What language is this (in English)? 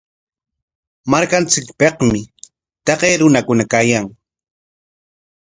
Corongo Ancash Quechua